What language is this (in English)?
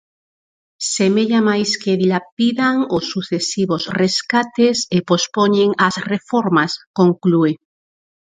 Galician